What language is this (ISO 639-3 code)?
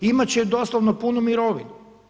hrv